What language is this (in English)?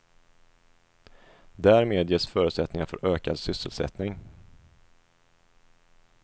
Swedish